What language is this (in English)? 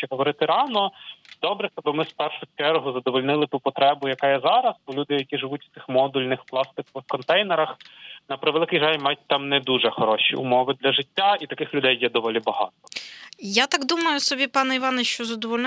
Ukrainian